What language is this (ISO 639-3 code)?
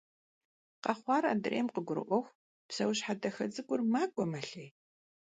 kbd